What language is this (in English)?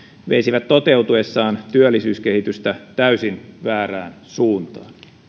Finnish